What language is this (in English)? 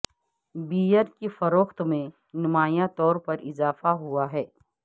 Urdu